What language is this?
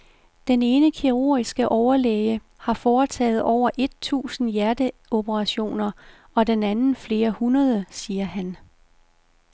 Danish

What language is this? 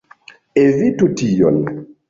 Esperanto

